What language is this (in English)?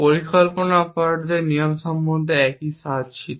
Bangla